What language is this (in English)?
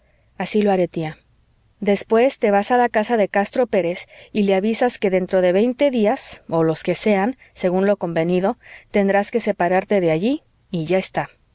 Spanish